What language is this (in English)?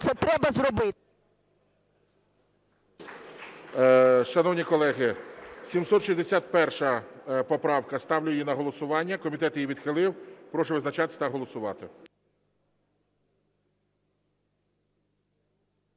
Ukrainian